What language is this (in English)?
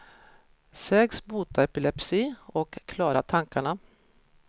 Swedish